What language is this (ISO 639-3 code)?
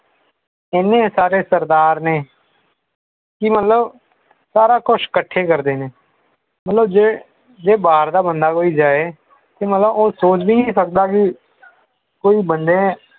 pan